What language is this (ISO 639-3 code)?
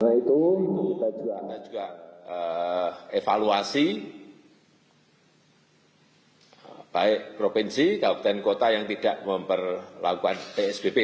ind